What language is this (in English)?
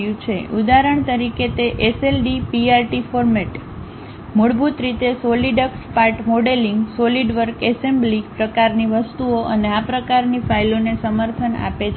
Gujarati